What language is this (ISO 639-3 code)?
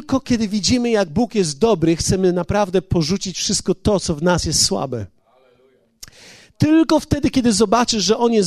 pol